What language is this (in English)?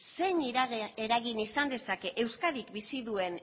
Basque